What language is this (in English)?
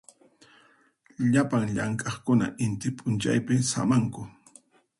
Puno Quechua